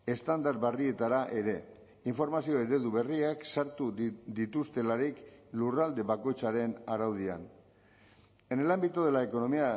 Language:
Basque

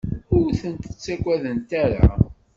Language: Kabyle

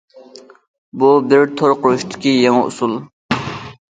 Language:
Uyghur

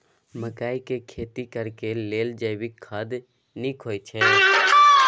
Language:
Maithili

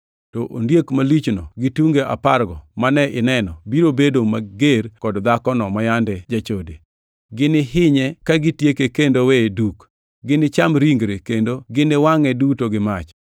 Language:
Luo (Kenya and Tanzania)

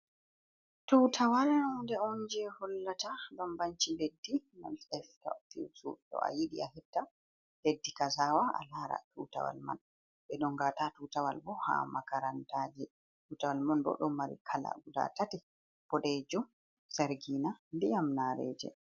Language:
Fula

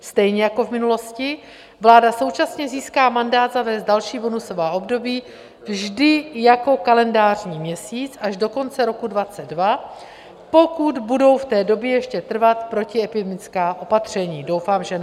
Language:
Czech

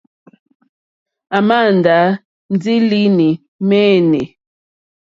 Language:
Mokpwe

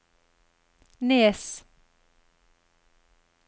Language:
Norwegian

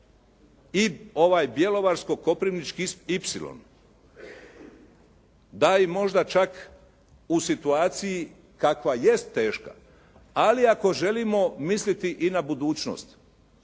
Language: Croatian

